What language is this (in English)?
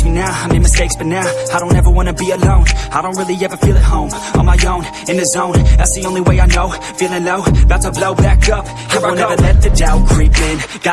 English